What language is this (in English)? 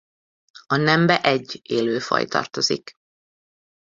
Hungarian